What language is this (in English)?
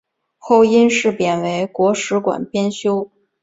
Chinese